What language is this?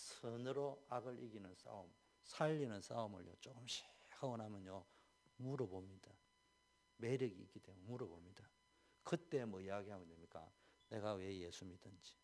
Korean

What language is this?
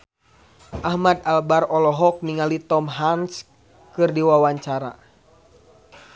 Sundanese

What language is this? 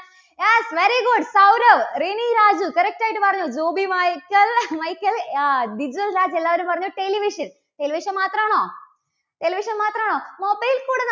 Malayalam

